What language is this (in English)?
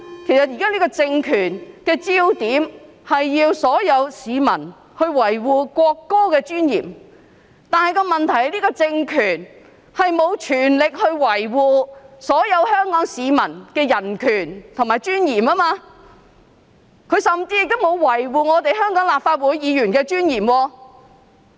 Cantonese